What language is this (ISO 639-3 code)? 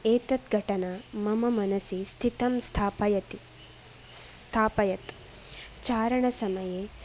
san